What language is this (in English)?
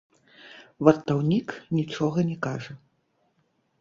Belarusian